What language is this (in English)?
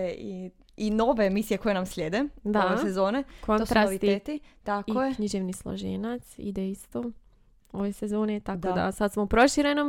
Croatian